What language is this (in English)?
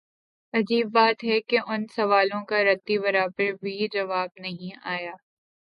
Urdu